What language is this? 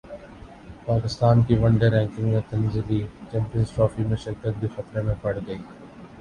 Urdu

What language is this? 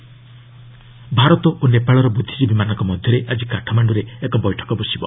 Odia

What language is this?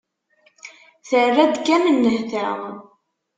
Kabyle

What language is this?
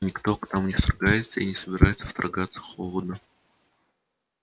Russian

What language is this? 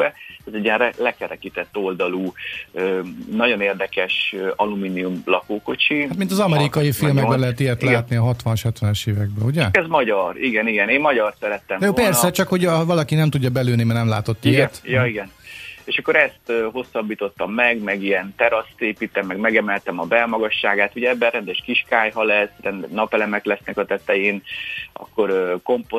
Hungarian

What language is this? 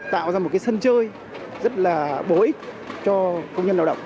Vietnamese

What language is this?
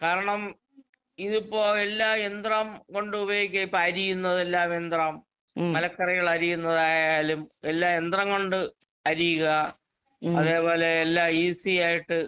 Malayalam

